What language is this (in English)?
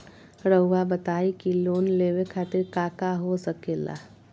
Magahi